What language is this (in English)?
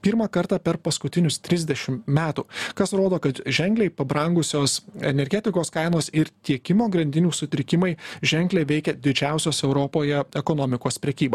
Lithuanian